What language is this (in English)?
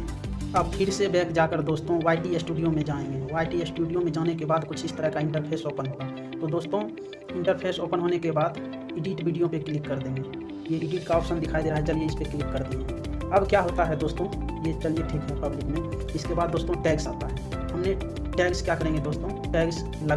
Hindi